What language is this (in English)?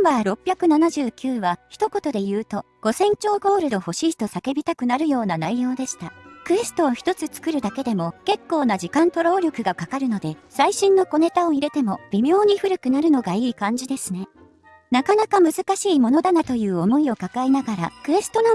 Japanese